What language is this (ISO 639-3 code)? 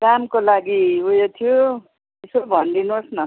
nep